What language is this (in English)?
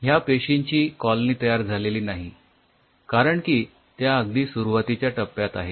Marathi